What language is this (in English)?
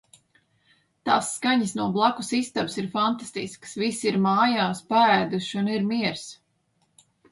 Latvian